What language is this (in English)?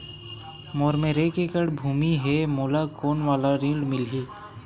Chhattisgarhi